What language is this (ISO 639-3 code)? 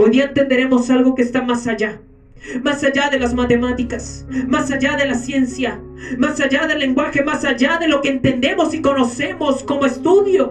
spa